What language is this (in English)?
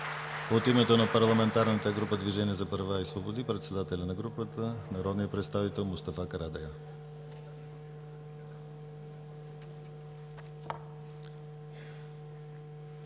Bulgarian